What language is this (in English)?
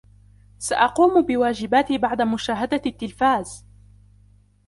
Arabic